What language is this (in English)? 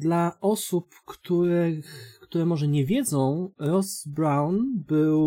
Polish